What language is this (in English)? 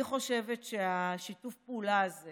Hebrew